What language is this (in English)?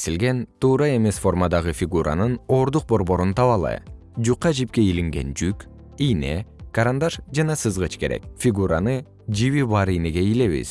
Kyrgyz